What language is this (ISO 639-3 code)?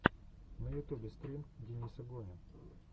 rus